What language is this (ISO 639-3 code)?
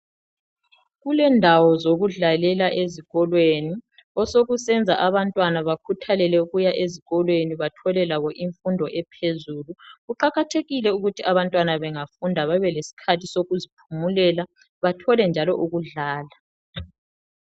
nde